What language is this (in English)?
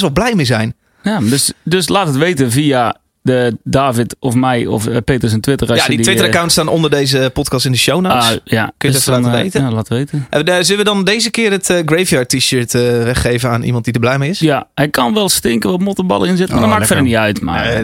Dutch